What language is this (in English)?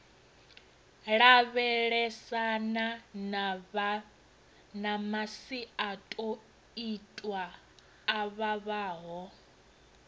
Venda